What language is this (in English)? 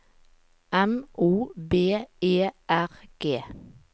Norwegian